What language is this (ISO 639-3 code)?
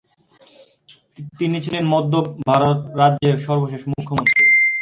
ben